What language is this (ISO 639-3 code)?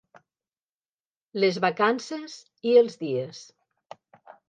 cat